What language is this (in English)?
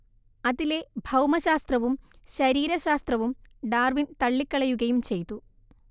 Malayalam